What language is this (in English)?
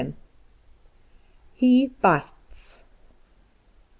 English